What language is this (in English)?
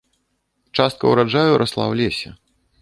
Belarusian